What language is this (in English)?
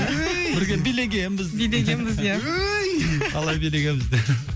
Kazakh